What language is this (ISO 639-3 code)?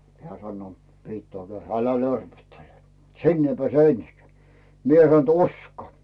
fin